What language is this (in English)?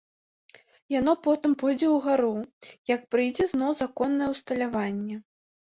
Belarusian